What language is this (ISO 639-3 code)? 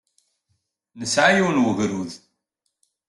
kab